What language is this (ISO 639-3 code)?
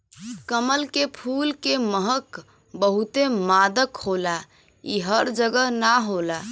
bho